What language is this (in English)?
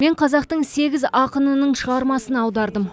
Kazakh